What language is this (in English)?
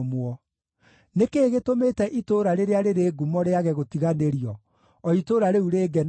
Kikuyu